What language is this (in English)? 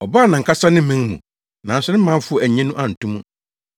Akan